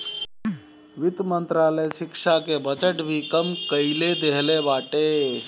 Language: Bhojpuri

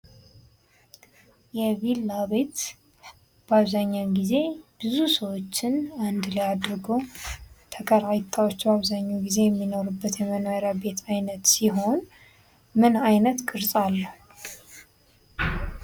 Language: Amharic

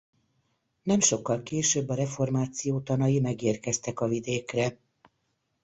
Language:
Hungarian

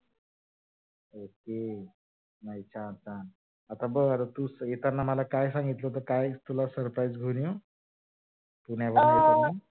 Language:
Marathi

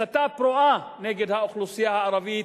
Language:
Hebrew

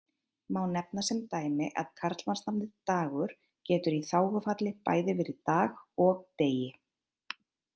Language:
Icelandic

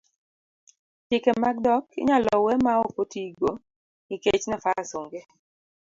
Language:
Luo (Kenya and Tanzania)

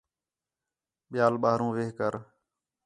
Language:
Khetrani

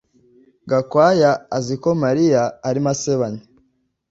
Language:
Kinyarwanda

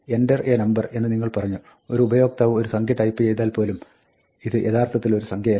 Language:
Malayalam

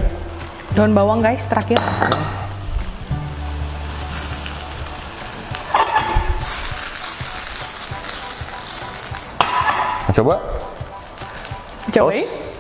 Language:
Indonesian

